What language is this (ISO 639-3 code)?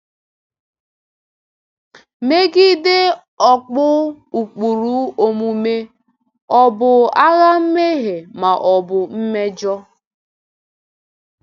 ibo